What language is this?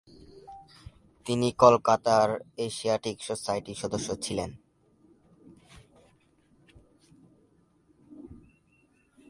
Bangla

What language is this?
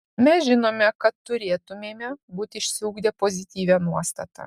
Lithuanian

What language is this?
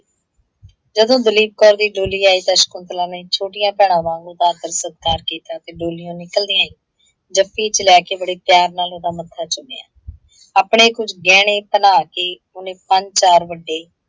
Punjabi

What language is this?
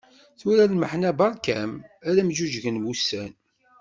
Kabyle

